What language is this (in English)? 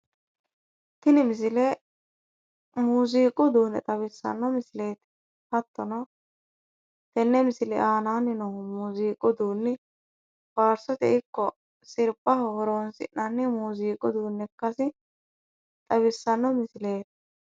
Sidamo